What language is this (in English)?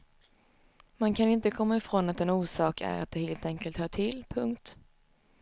Swedish